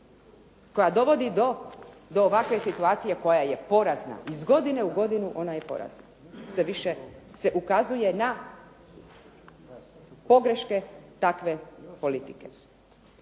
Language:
Croatian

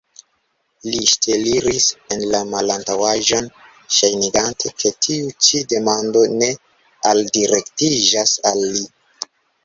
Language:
Esperanto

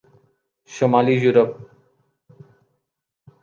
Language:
Urdu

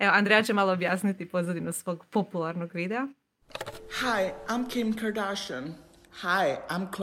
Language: Croatian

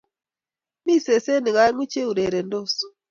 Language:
Kalenjin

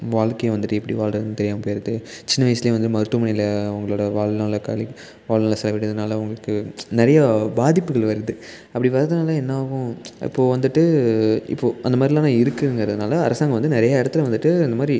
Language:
Tamil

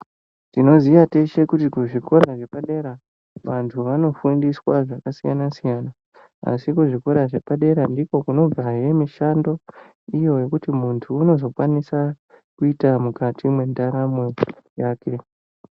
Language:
Ndau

